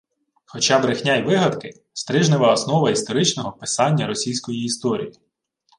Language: Ukrainian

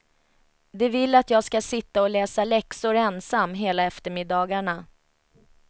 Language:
Swedish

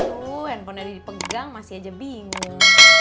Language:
Indonesian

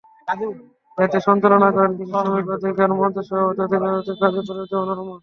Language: Bangla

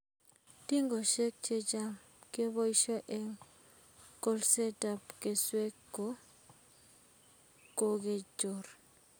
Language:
Kalenjin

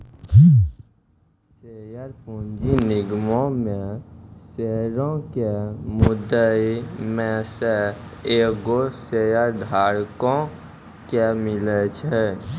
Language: Maithili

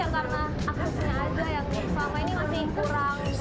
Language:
Indonesian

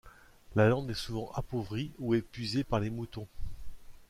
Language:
French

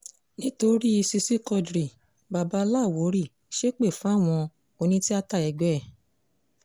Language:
Yoruba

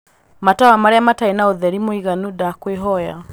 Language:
Kikuyu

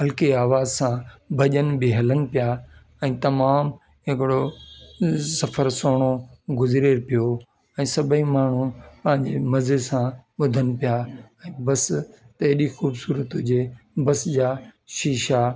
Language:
Sindhi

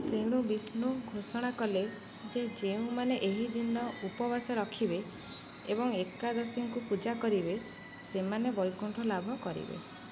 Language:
Odia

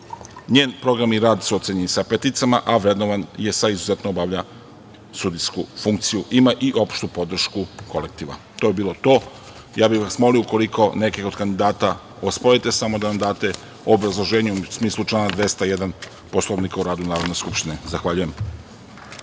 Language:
Serbian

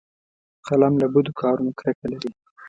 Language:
Pashto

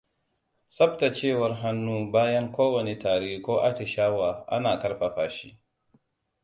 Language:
Hausa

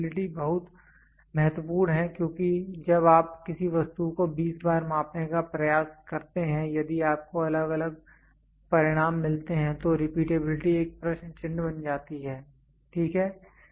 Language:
Hindi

